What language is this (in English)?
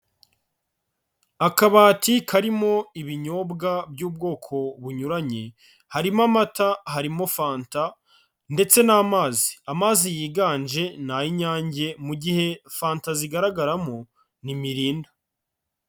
Kinyarwanda